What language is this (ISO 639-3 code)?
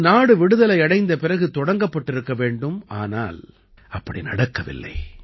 tam